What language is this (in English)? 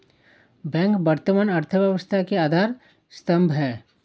Hindi